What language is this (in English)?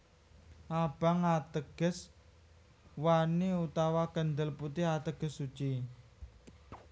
Javanese